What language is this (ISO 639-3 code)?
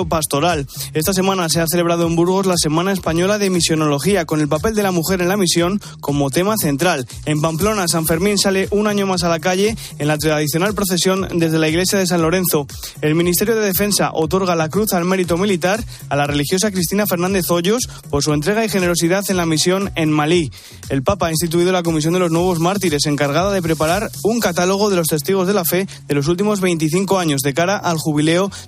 spa